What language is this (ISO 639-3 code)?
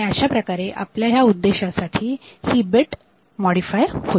mar